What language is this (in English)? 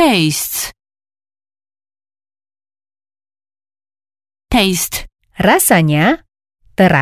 Indonesian